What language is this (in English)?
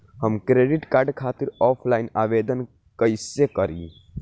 Bhojpuri